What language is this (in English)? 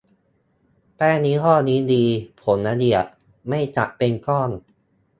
Thai